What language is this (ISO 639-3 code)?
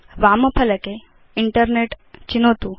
san